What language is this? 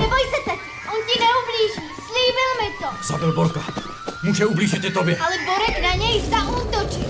Czech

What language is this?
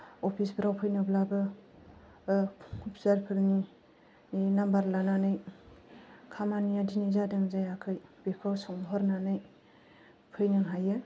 Bodo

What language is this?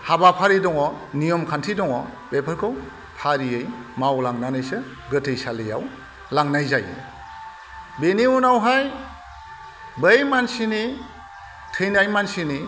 Bodo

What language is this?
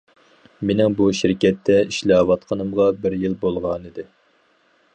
Uyghur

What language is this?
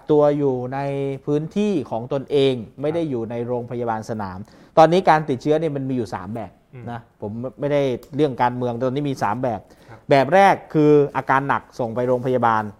Thai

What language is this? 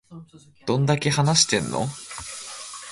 Japanese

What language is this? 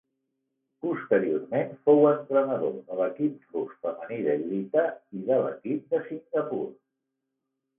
Catalan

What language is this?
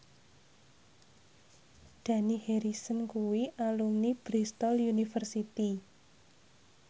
Javanese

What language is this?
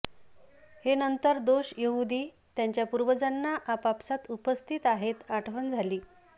Marathi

